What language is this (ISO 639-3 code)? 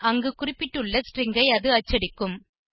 tam